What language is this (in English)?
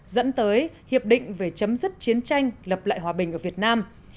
Vietnamese